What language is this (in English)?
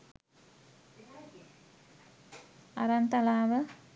Sinhala